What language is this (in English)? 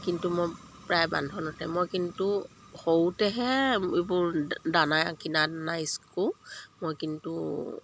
Assamese